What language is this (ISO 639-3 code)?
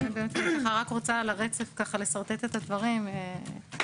heb